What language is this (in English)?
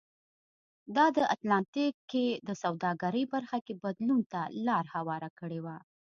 Pashto